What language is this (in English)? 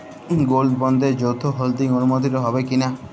Bangla